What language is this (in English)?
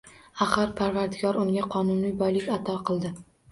Uzbek